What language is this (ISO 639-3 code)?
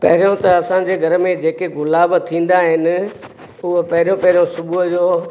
snd